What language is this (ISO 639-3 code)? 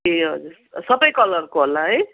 nep